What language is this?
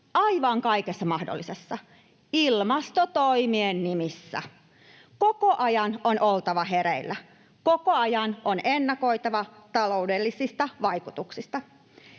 Finnish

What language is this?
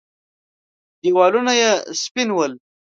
Pashto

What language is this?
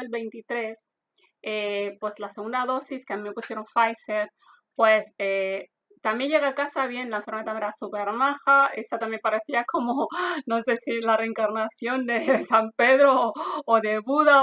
Spanish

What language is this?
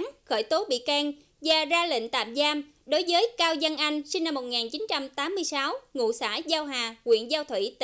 Vietnamese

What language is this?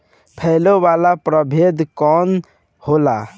Bhojpuri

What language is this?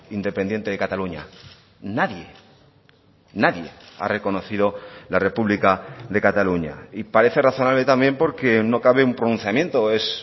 Spanish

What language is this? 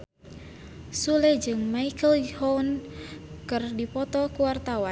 Sundanese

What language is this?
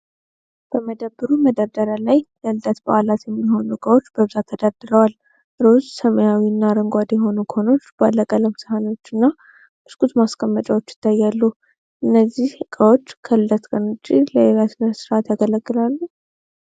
Amharic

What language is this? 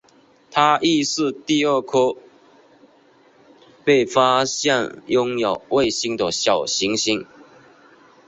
Chinese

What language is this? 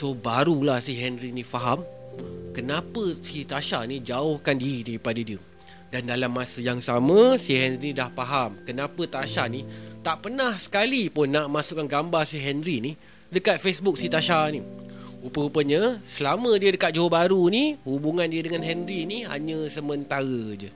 Malay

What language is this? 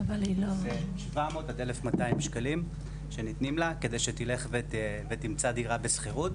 Hebrew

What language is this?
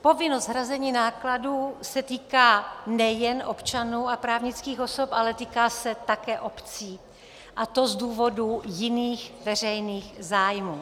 Czech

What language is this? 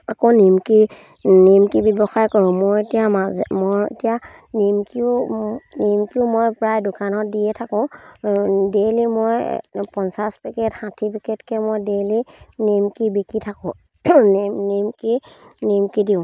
Assamese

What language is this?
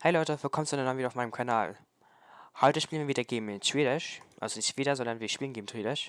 German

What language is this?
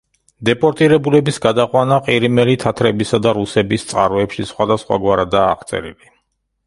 Georgian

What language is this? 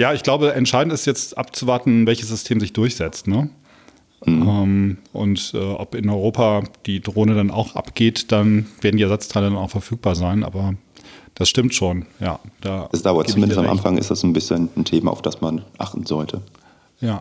German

